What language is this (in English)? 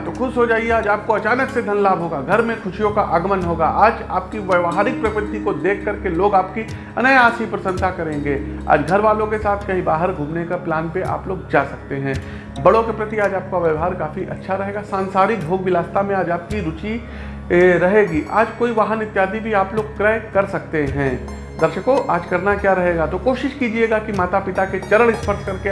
Hindi